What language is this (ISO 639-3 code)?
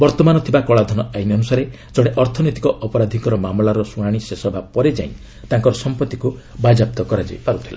ori